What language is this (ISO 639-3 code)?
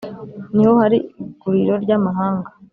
kin